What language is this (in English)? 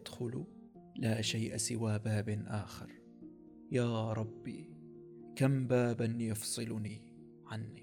Arabic